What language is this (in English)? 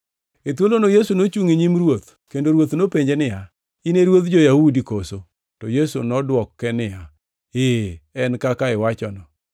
Luo (Kenya and Tanzania)